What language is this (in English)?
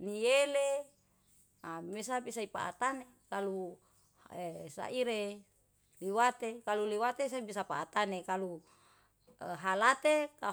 Yalahatan